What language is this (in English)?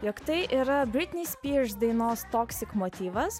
Lithuanian